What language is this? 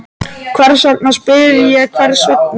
Icelandic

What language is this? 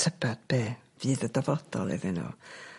Welsh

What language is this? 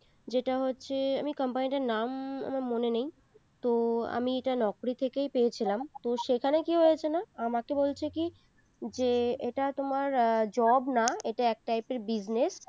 Bangla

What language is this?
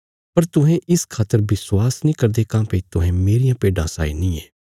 Bilaspuri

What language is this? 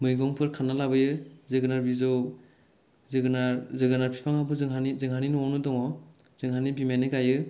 Bodo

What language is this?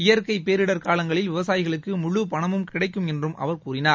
Tamil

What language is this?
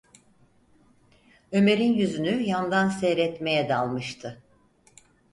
Turkish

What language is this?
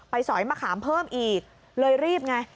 Thai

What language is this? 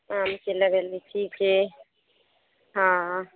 Maithili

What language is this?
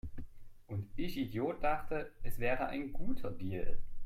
German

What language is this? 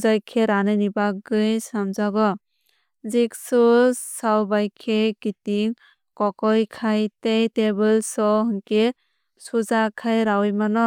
Kok Borok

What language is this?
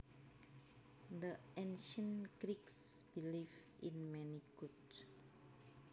Javanese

